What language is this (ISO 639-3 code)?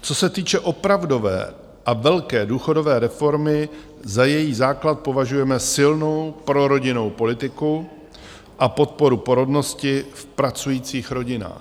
ces